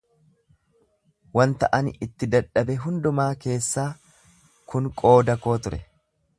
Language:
Oromo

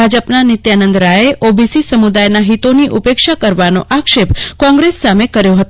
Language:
Gujarati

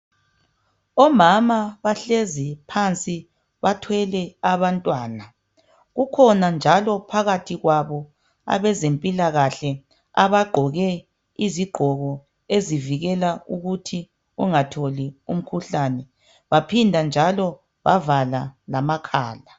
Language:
North Ndebele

